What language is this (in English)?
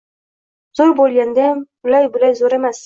Uzbek